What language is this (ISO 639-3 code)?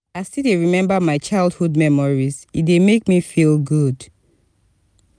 pcm